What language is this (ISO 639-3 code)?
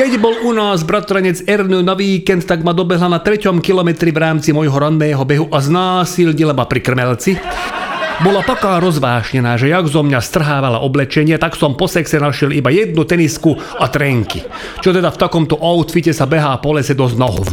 slk